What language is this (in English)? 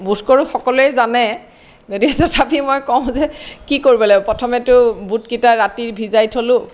Assamese